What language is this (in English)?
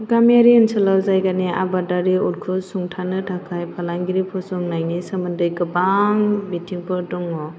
Bodo